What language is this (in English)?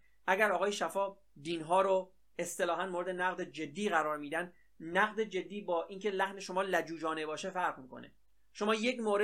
Persian